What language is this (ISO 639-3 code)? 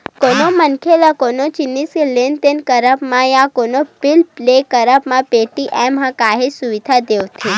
hne